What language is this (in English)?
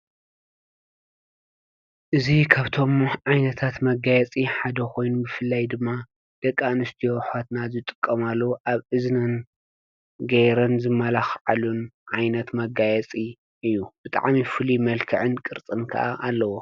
Tigrinya